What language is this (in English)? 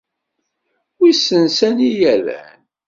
Kabyle